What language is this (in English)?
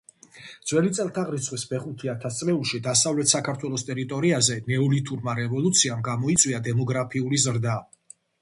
Georgian